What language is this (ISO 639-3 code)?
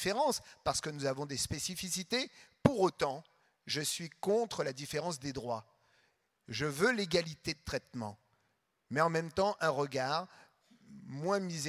fra